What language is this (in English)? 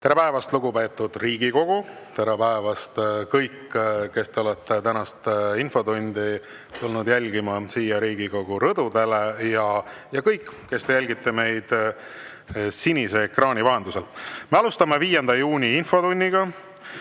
Estonian